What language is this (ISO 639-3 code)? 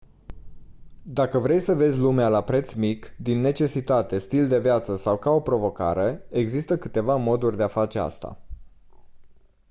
ron